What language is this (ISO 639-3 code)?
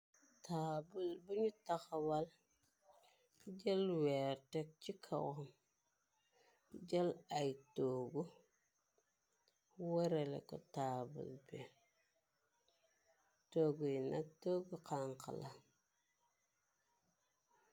wol